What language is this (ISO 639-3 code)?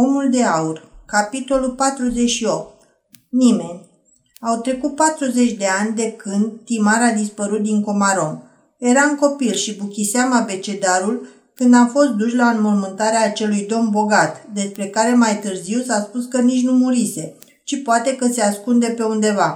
ron